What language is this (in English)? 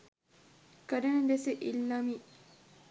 Sinhala